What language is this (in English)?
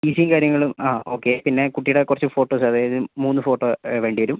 Malayalam